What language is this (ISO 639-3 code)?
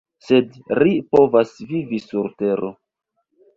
epo